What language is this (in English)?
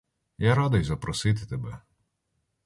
Ukrainian